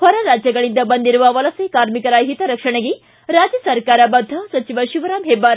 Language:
Kannada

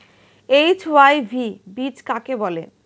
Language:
Bangla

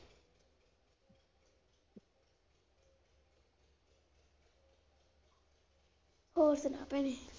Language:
Punjabi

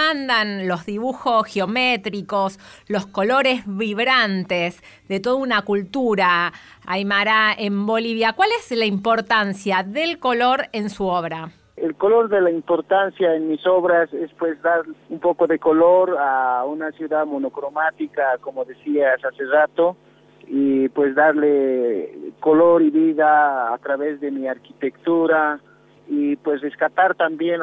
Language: Spanish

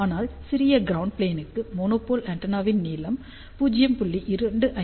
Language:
Tamil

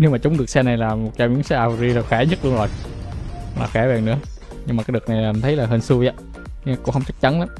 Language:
Vietnamese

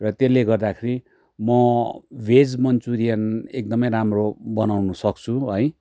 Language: Nepali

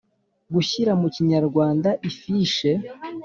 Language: Kinyarwanda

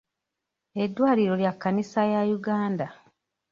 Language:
Ganda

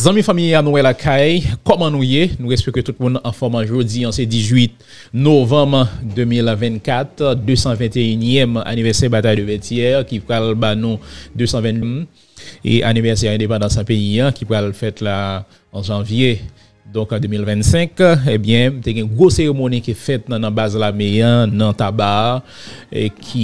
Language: French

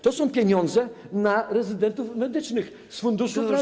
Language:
Polish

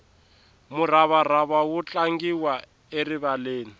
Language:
Tsonga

